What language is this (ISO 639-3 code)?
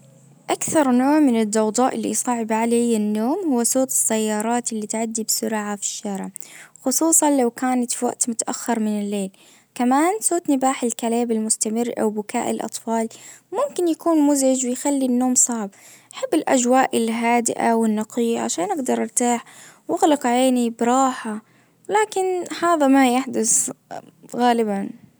ars